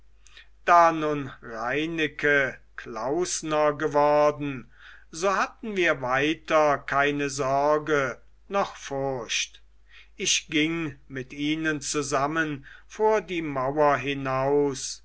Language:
German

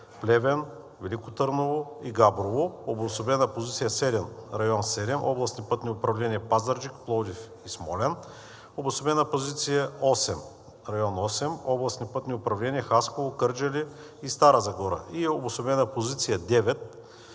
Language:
Bulgarian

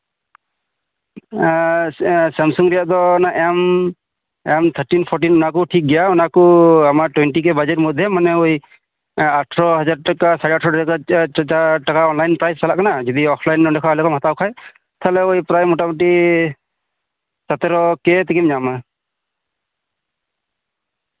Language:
Santali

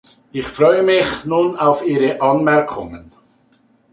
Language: German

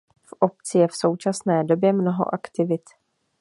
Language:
Czech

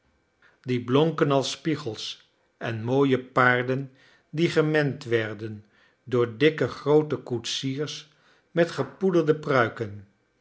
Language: Dutch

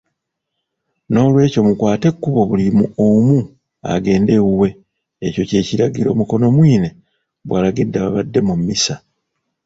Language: Ganda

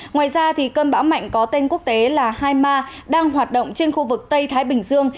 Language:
Vietnamese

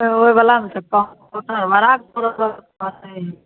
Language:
Maithili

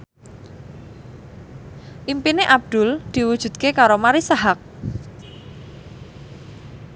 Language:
Javanese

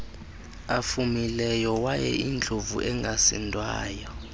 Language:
Xhosa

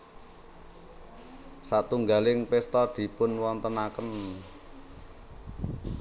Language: Javanese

